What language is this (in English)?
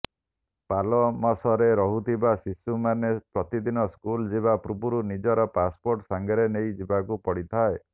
Odia